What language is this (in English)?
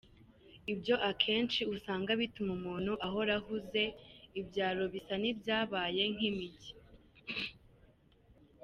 Kinyarwanda